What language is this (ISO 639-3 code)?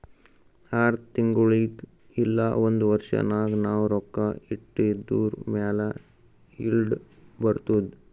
kan